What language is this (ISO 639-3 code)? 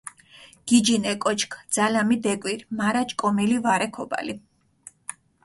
xmf